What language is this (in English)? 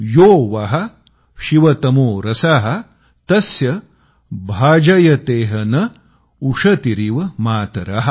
Marathi